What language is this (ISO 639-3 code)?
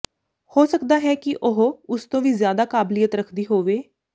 pan